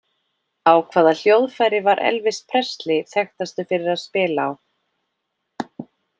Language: Icelandic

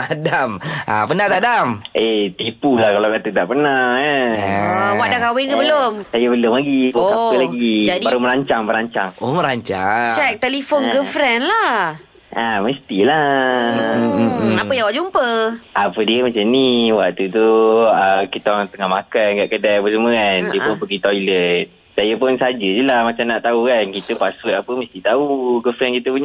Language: Malay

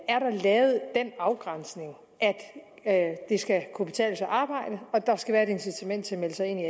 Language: Danish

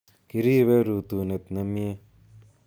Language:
Kalenjin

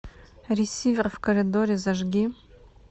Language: Russian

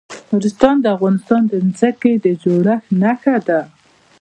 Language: Pashto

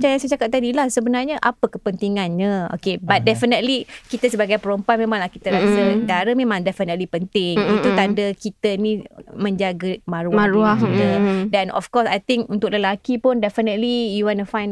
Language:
Malay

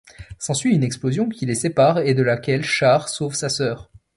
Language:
French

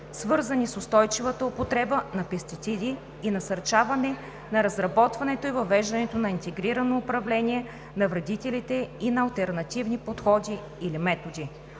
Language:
Bulgarian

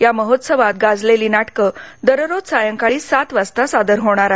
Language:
Marathi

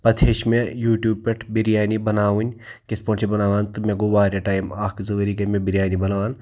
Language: Kashmiri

